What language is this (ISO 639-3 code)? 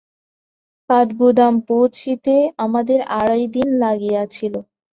ben